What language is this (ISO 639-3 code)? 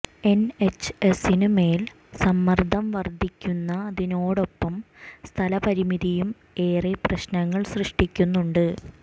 mal